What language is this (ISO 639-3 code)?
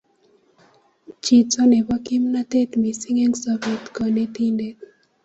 kln